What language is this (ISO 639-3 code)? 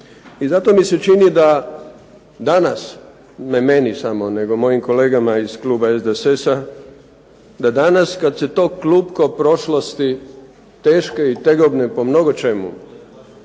hrv